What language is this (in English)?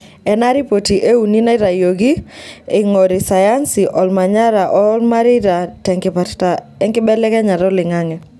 Masai